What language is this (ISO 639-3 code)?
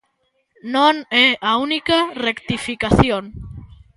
glg